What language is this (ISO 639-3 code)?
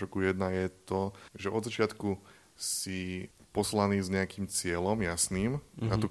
slk